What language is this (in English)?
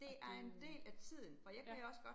Danish